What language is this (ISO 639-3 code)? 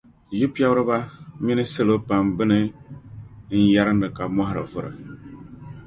dag